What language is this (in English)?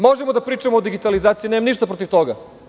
Serbian